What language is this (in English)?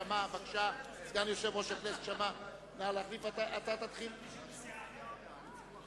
Hebrew